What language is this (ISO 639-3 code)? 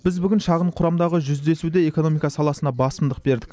kaz